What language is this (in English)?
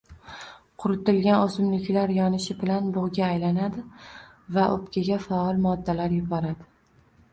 Uzbek